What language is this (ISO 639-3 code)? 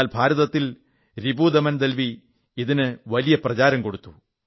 mal